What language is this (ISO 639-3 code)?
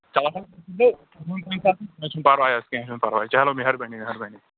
kas